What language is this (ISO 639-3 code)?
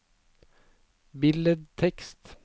nor